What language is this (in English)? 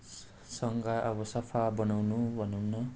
Nepali